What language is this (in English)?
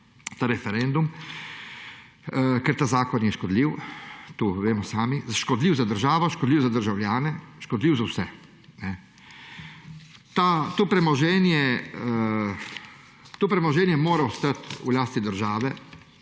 Slovenian